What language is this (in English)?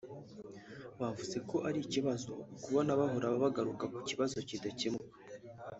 Kinyarwanda